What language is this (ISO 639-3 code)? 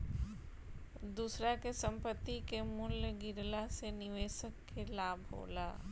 bho